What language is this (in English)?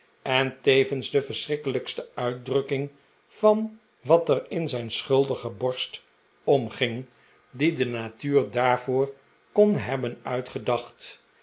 Dutch